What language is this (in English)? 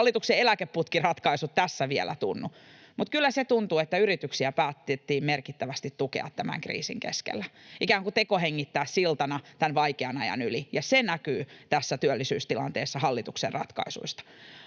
Finnish